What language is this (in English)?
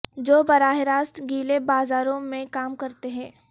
Urdu